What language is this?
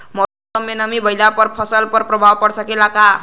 Bhojpuri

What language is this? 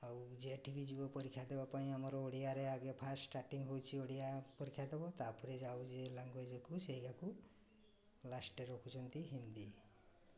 Odia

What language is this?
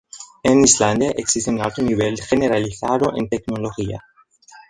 Spanish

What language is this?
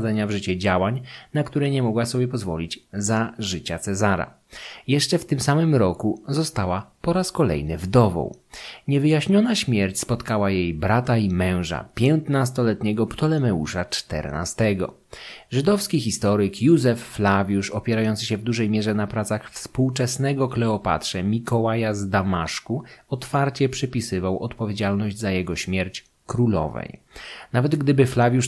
Polish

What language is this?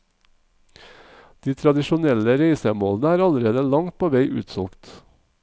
Norwegian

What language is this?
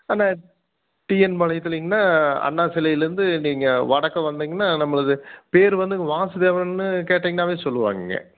Tamil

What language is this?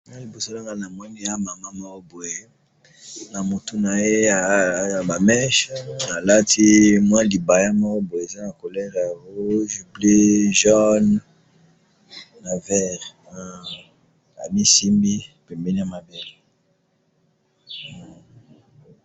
Lingala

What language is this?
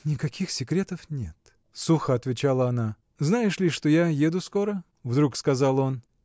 Russian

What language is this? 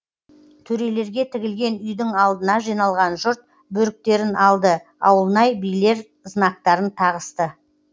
Kazakh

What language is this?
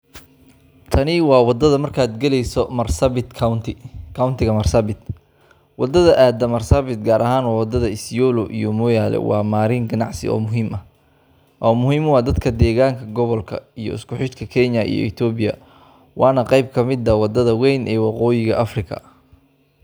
Somali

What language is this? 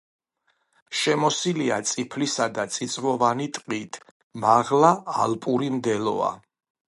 Georgian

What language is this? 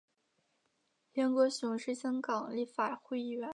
Chinese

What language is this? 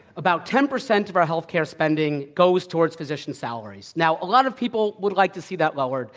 English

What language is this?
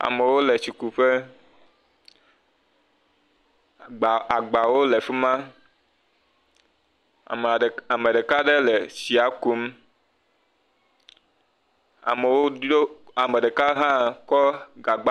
Ewe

